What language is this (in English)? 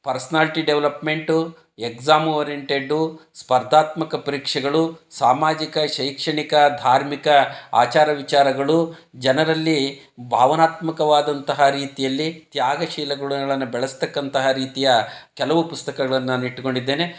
Kannada